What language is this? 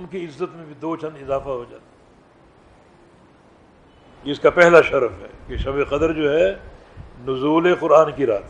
Urdu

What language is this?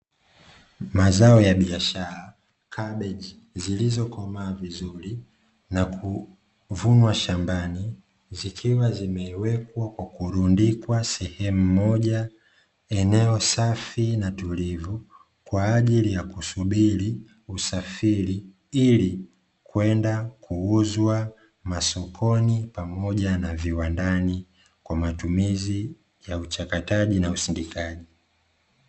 Swahili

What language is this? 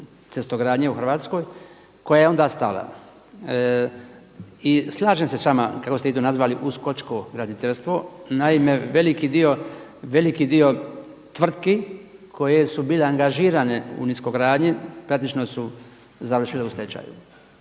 Croatian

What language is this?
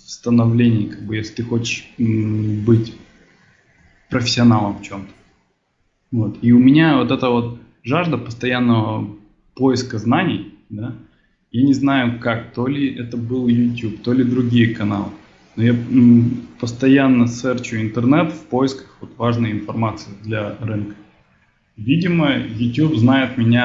Russian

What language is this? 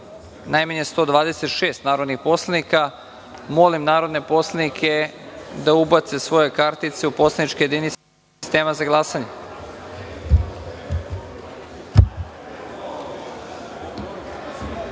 Serbian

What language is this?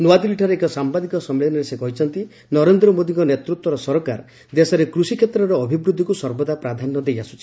Odia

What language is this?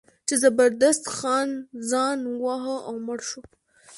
Pashto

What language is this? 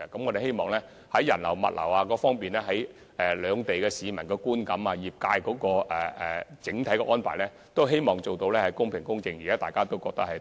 Cantonese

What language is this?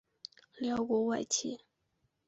Chinese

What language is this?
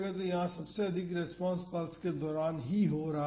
Hindi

